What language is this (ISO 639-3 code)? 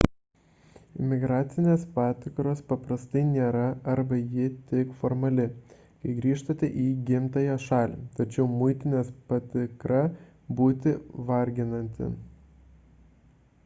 lit